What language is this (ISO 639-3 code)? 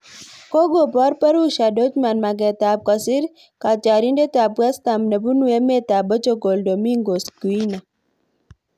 kln